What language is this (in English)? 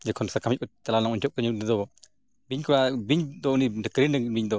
Santali